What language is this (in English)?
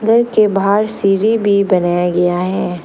Hindi